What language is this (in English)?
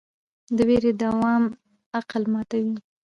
Pashto